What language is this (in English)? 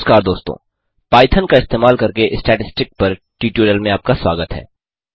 Hindi